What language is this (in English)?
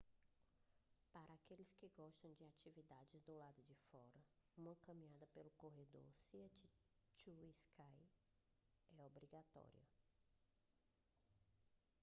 Portuguese